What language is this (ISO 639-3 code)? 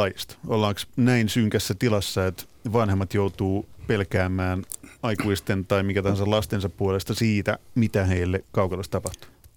fin